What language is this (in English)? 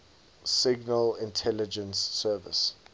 English